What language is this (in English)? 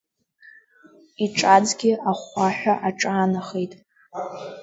Abkhazian